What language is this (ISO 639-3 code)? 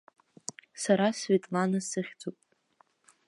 abk